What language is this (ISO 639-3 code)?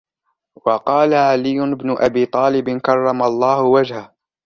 ara